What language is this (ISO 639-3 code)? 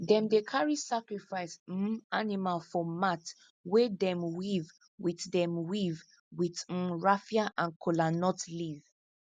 pcm